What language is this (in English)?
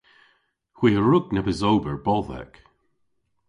Cornish